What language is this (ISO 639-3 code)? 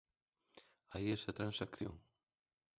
glg